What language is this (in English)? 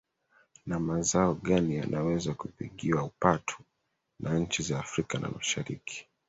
Swahili